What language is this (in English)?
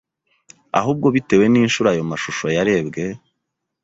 Kinyarwanda